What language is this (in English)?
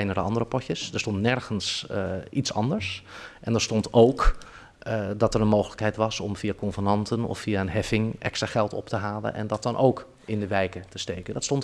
Dutch